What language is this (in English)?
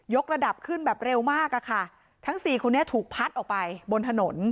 Thai